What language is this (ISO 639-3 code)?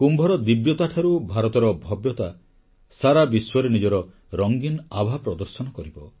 ori